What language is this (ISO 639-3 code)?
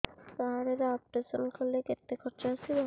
ori